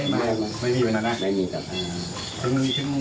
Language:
Thai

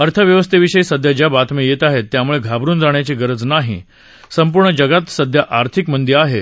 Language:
Marathi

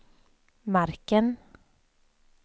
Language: Swedish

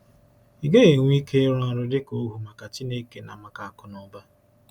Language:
Igbo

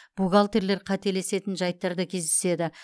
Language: Kazakh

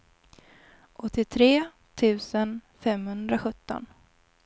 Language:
Swedish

